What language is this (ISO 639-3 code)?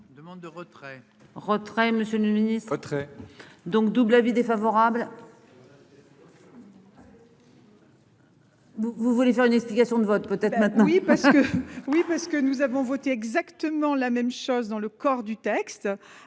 fra